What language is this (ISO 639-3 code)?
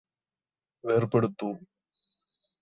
mal